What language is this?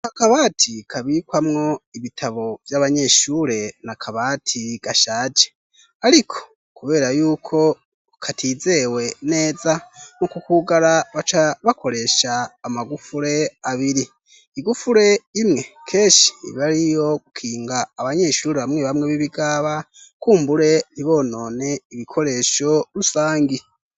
Rundi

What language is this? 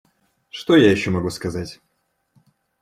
Russian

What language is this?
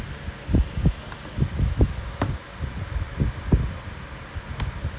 English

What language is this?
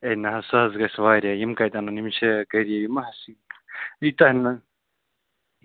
Kashmiri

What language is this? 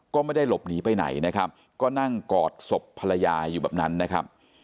Thai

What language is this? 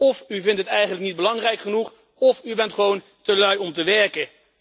Dutch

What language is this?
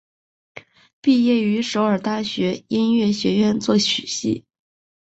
Chinese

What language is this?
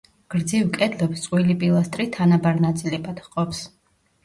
Georgian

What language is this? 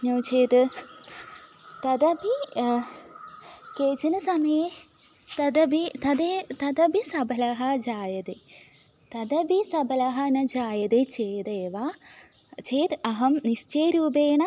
Sanskrit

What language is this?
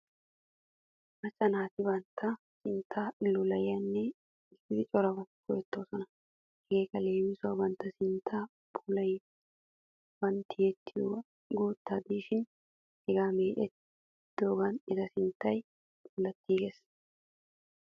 Wolaytta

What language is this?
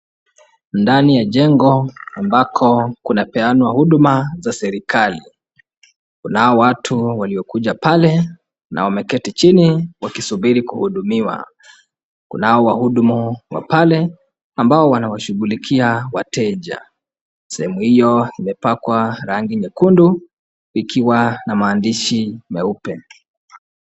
Swahili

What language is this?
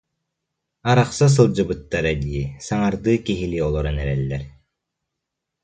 Yakut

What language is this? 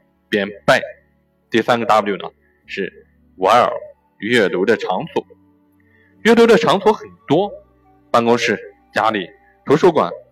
Chinese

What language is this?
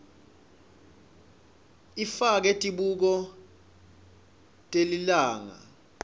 Swati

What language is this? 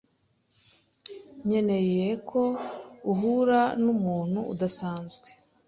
Kinyarwanda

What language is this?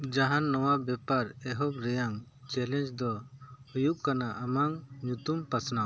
Santali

